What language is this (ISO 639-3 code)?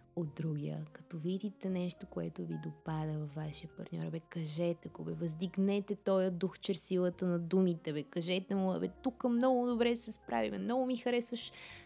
bul